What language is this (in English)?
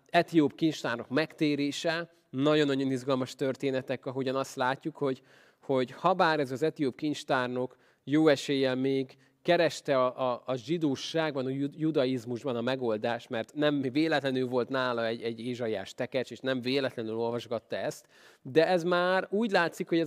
Hungarian